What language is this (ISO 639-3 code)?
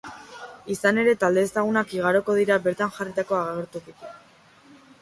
eus